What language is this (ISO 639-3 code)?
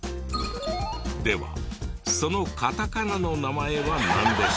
jpn